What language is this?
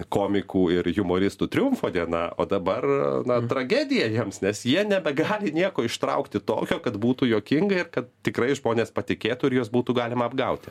Lithuanian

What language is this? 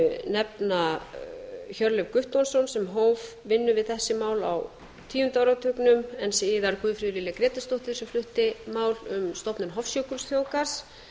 Icelandic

